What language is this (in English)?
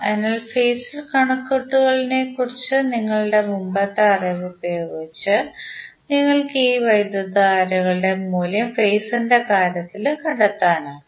Malayalam